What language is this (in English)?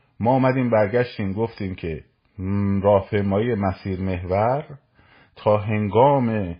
Persian